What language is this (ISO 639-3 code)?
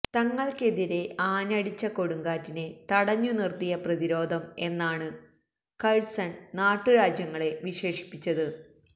mal